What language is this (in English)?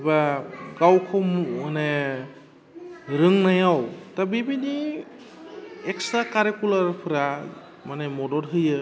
Bodo